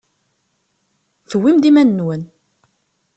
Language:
Kabyle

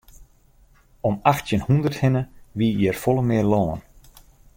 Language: Western Frisian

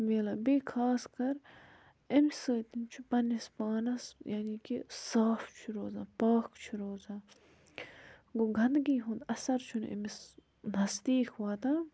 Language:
Kashmiri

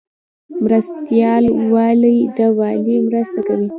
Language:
Pashto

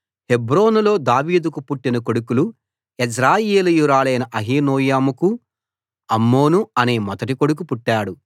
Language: Telugu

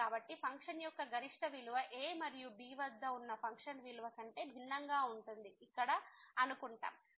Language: Telugu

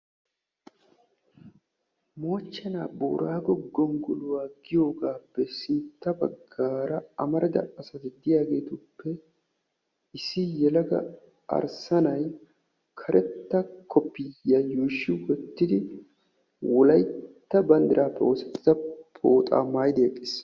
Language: Wolaytta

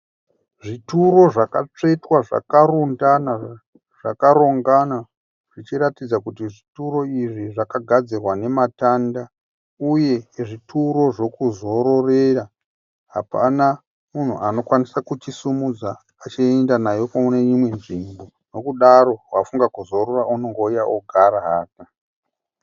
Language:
Shona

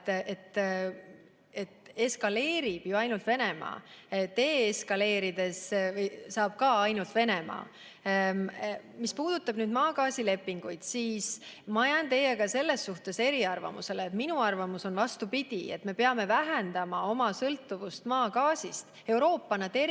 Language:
Estonian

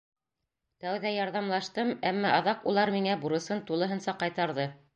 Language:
Bashkir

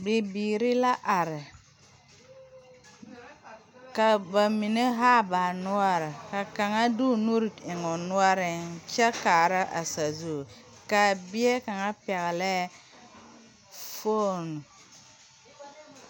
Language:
Southern Dagaare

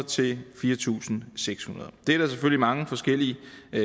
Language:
Danish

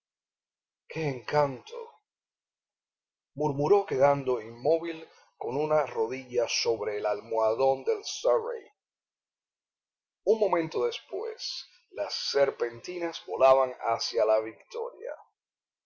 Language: Spanish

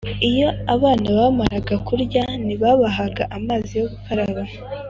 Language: Kinyarwanda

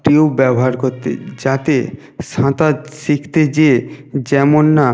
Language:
Bangla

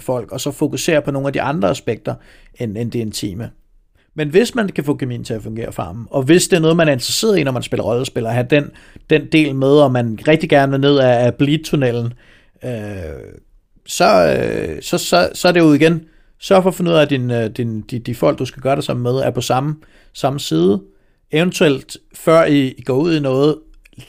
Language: Danish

